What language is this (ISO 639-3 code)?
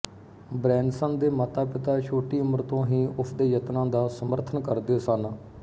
pan